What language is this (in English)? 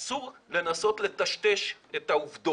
Hebrew